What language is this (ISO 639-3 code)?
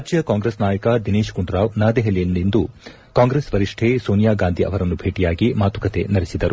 kan